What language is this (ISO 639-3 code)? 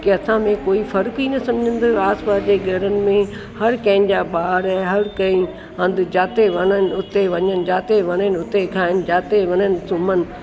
snd